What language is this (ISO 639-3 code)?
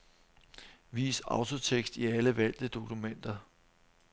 dan